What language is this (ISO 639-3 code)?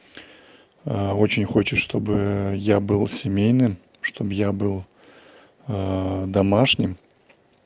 rus